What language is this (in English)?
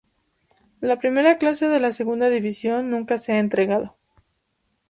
Spanish